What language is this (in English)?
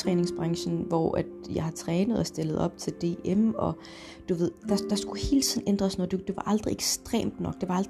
Danish